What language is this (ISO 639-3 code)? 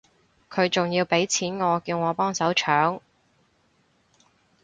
yue